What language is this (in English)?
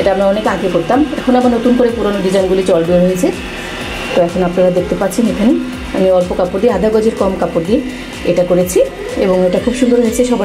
Romanian